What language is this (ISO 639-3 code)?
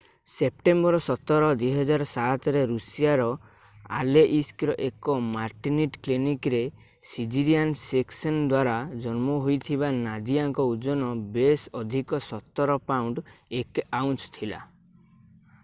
ori